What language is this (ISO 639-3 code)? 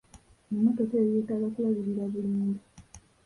lug